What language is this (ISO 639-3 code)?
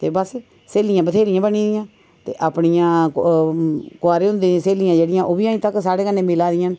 doi